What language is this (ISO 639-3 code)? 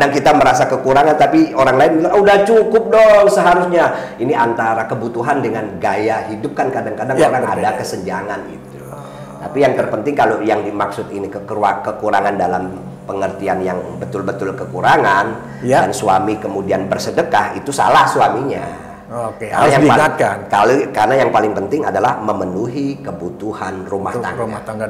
ind